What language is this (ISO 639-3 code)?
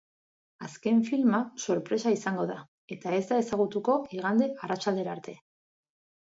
eus